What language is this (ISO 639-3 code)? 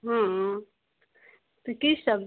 mai